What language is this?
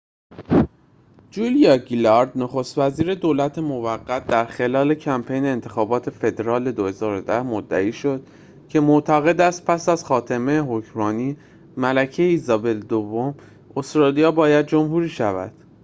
Persian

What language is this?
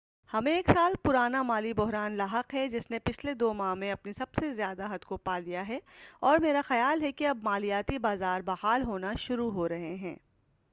Urdu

